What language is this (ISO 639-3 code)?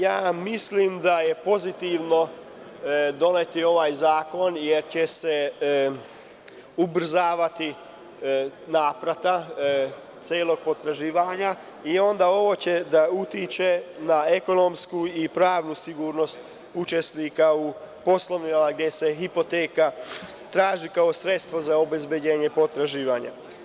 srp